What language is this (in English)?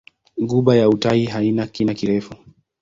Swahili